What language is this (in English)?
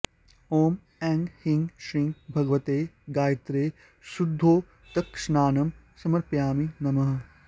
Sanskrit